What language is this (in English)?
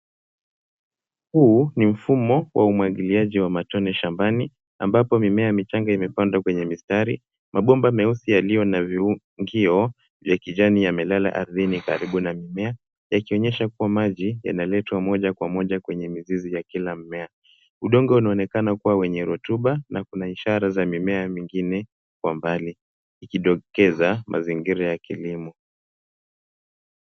Swahili